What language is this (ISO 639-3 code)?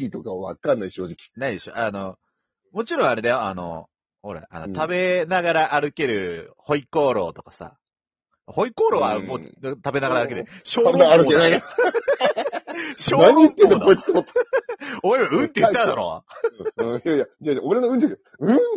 jpn